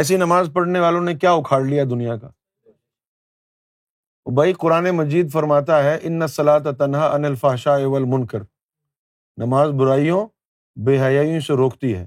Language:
Urdu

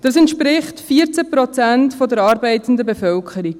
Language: Swiss German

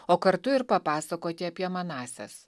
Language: Lithuanian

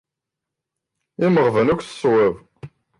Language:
Kabyle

